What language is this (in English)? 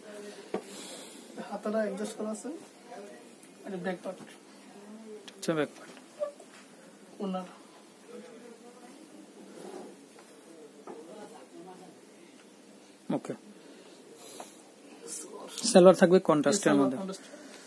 Hindi